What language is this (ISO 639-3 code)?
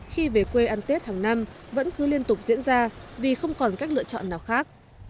vie